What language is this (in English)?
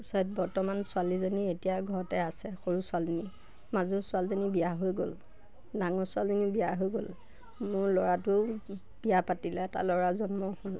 Assamese